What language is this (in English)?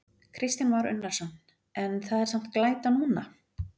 Icelandic